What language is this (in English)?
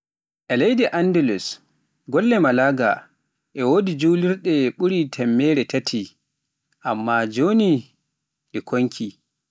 Pular